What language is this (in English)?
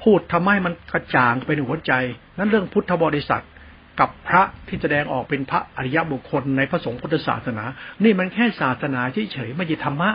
Thai